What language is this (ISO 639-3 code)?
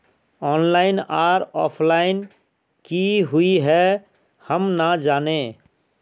mag